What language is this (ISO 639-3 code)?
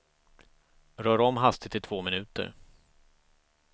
swe